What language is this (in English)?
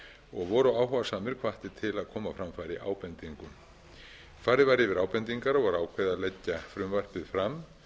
Icelandic